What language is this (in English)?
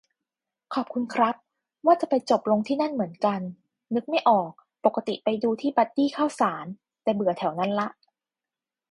Thai